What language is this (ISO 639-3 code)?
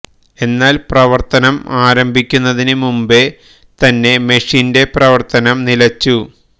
mal